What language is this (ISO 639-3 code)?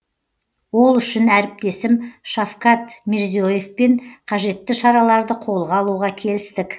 kaz